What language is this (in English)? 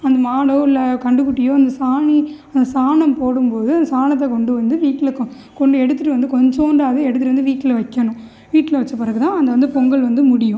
Tamil